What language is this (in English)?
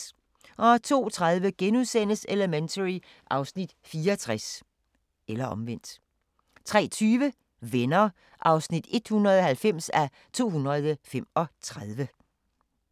Danish